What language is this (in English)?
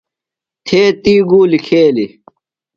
Phalura